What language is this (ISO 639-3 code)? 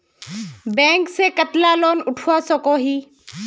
mag